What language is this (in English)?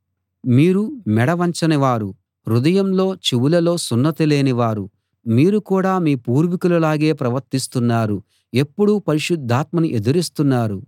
Telugu